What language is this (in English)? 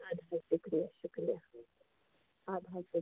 Kashmiri